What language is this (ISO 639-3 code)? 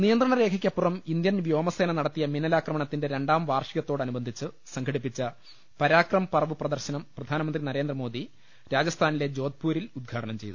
mal